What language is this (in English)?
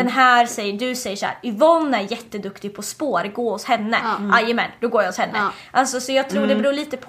Swedish